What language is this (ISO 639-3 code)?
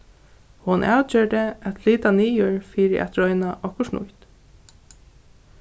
fao